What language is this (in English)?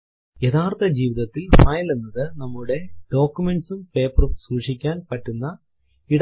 Malayalam